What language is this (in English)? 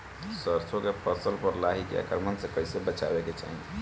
Bhojpuri